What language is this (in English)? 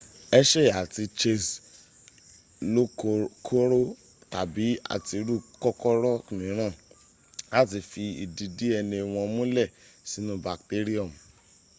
Yoruba